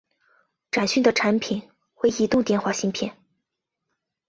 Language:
Chinese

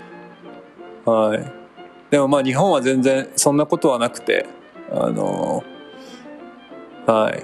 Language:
Japanese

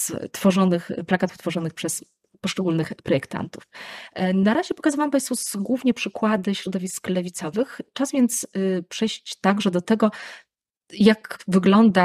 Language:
Polish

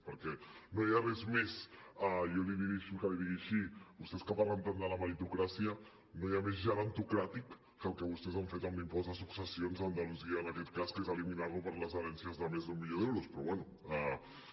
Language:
Catalan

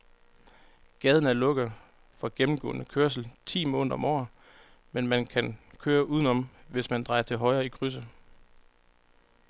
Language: Danish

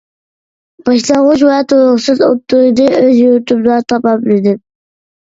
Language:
Uyghur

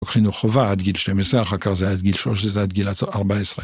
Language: Hebrew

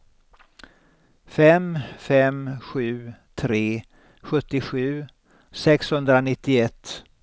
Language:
Swedish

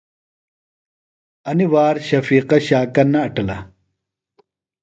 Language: Phalura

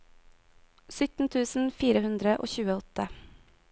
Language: Norwegian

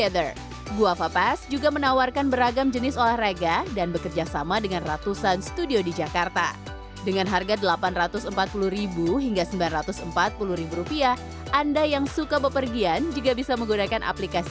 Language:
Indonesian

